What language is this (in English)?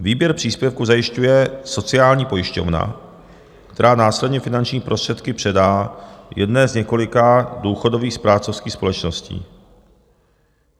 Czech